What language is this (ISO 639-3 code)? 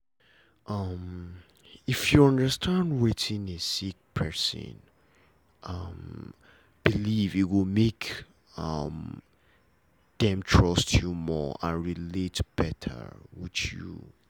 pcm